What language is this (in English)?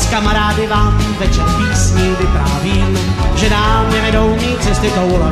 Czech